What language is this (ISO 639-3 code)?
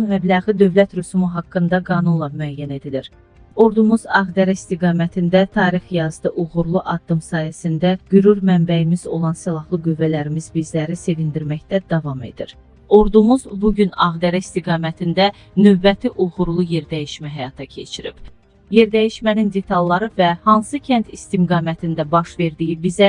tur